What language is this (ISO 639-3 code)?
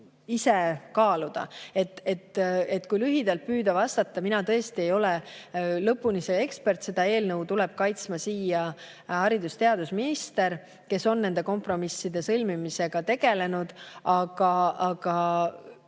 est